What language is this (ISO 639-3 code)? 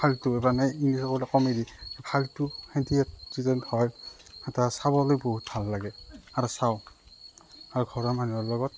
asm